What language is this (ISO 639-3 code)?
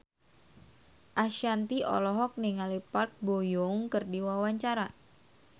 sun